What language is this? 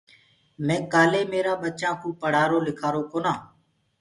Gurgula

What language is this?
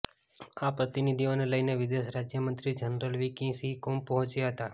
Gujarati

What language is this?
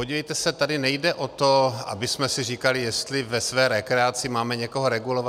Czech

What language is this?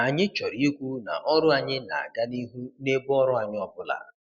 Igbo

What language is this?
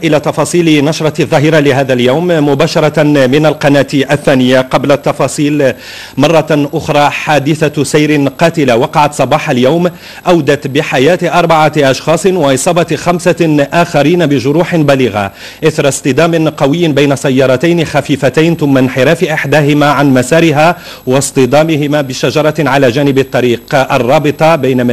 Arabic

